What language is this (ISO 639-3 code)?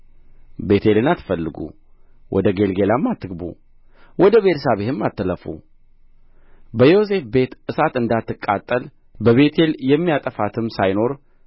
amh